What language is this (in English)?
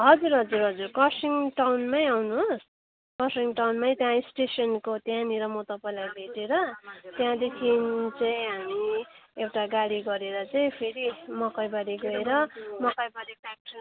Nepali